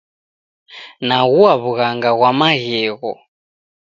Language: Taita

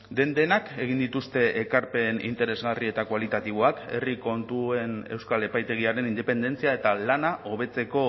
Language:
Basque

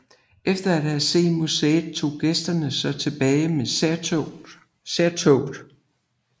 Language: Danish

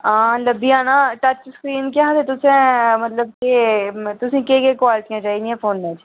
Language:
Dogri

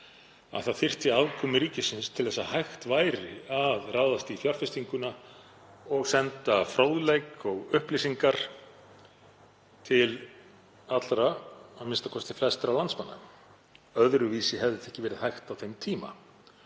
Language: Icelandic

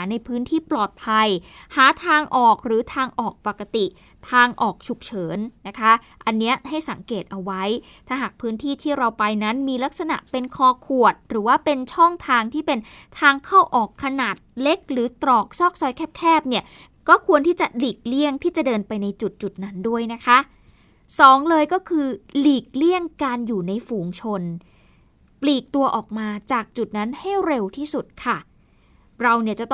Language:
Thai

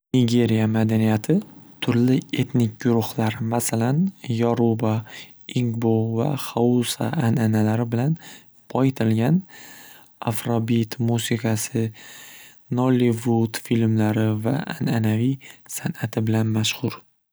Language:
Uzbek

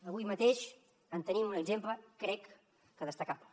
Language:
Catalan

